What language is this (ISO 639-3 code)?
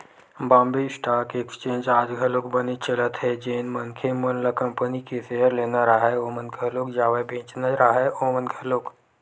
hne